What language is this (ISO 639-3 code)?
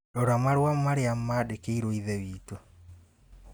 kik